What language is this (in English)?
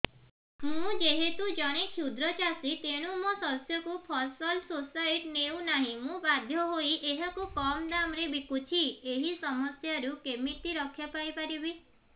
Odia